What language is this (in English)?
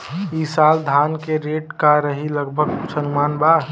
Bhojpuri